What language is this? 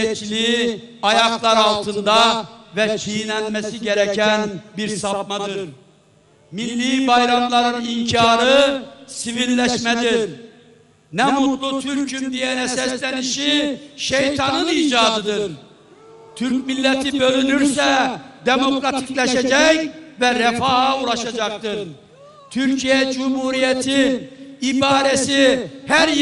Turkish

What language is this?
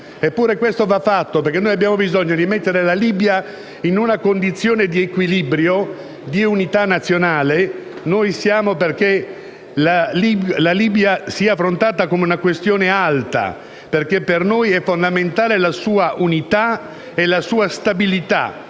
Italian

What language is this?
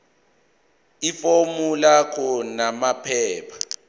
Zulu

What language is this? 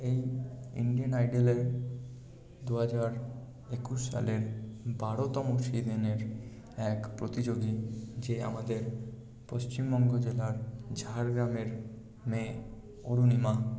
Bangla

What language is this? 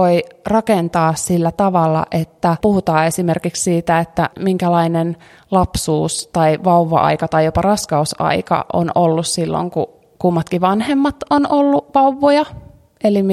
Finnish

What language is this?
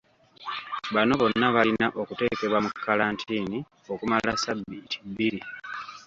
Ganda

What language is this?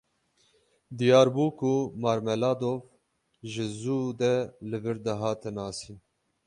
Kurdish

